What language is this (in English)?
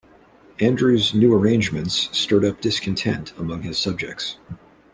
English